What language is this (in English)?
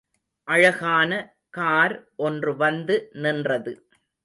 Tamil